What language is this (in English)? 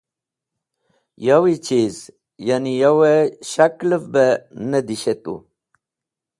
Wakhi